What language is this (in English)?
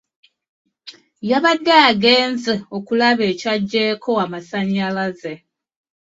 Ganda